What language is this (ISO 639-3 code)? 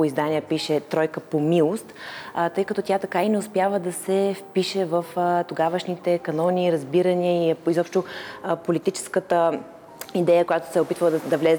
bul